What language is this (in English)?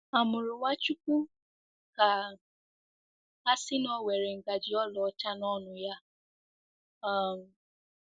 Igbo